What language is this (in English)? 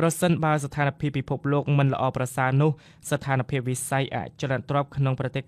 Vietnamese